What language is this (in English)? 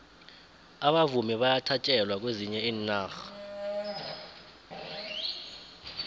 South Ndebele